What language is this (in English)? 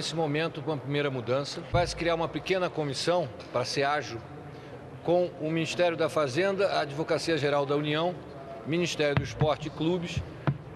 Portuguese